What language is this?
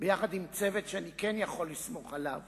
Hebrew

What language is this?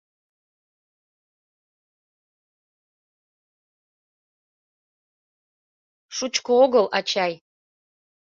Mari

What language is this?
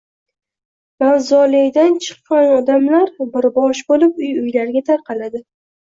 Uzbek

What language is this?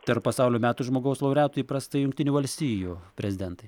Lithuanian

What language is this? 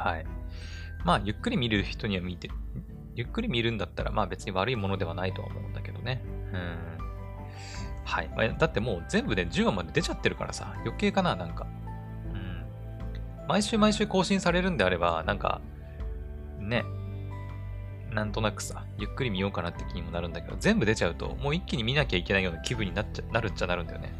Japanese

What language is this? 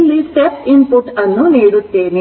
Kannada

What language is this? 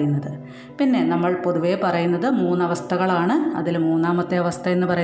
Malayalam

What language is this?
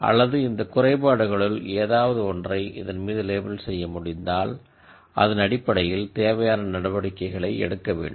Tamil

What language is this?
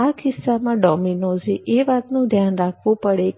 Gujarati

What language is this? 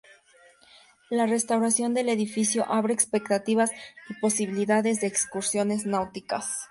Spanish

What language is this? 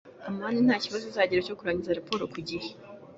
Kinyarwanda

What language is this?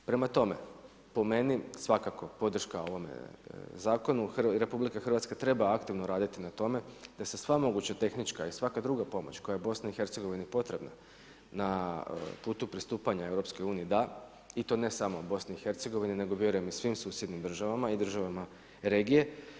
Croatian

